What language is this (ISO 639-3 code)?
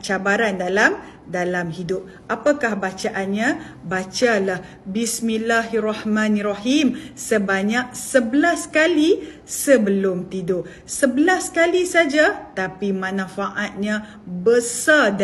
msa